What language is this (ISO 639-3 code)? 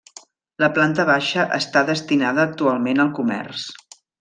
cat